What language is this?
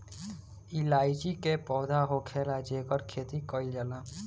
Bhojpuri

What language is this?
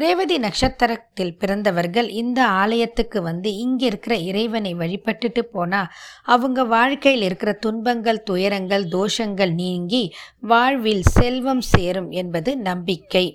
Tamil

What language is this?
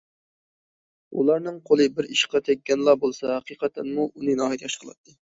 Uyghur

